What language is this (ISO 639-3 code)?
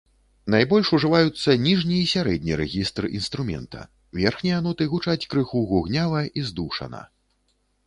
bel